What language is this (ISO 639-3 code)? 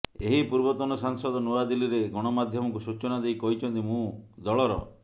ori